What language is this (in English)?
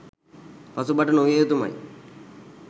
Sinhala